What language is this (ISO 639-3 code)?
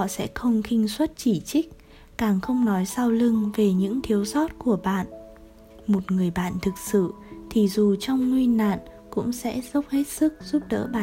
vie